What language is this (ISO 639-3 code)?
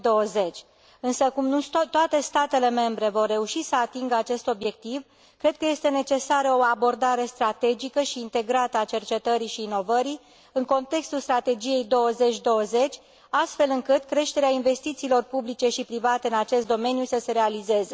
ron